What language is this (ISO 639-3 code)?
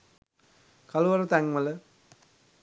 sin